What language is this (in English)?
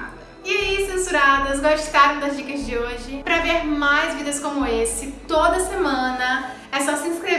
Portuguese